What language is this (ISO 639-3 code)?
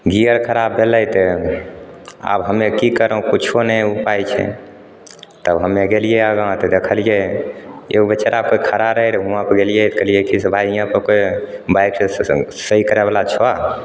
mai